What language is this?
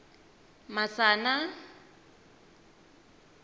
Tsonga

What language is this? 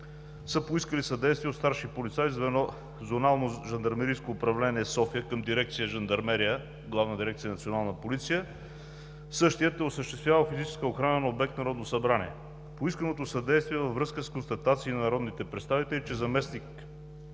Bulgarian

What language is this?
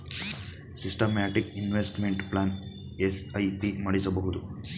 Kannada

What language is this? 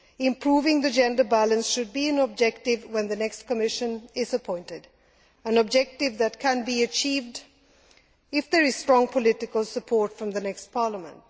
English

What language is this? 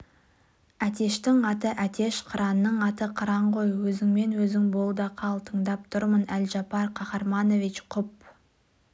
Kazakh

